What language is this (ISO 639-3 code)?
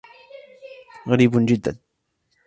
ara